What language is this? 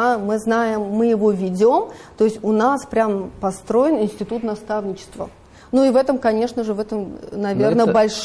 Russian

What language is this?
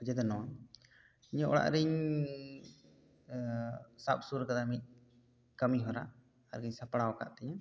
Santali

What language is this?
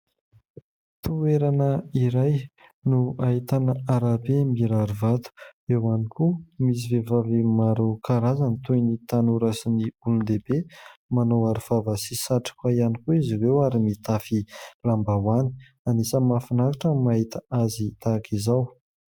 Malagasy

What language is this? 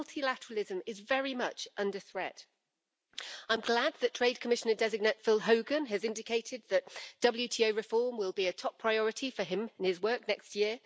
English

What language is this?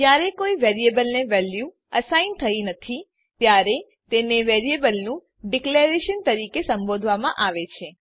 Gujarati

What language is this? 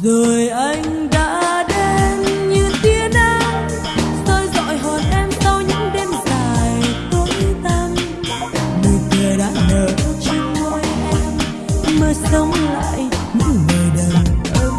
Vietnamese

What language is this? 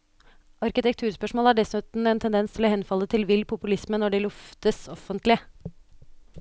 Norwegian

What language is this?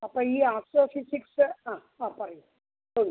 Malayalam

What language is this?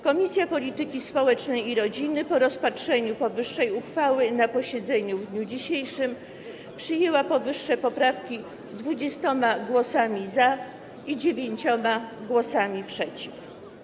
Polish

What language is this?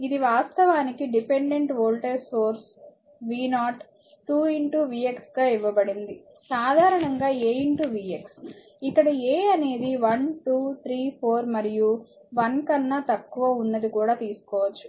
Telugu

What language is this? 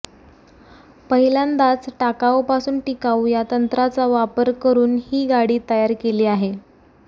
Marathi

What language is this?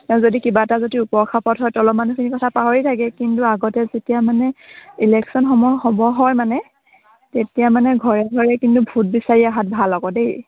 Assamese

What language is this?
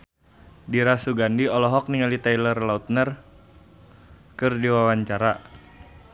Sundanese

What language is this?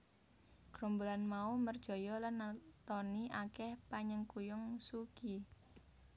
Javanese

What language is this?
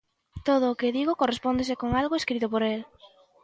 Galician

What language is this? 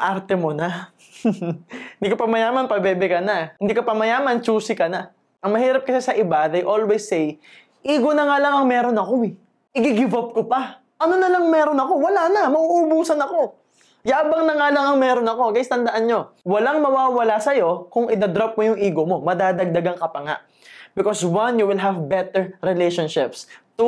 Filipino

